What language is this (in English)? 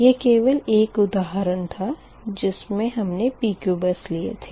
Hindi